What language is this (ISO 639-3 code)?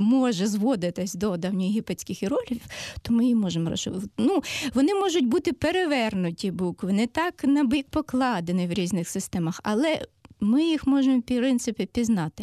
ukr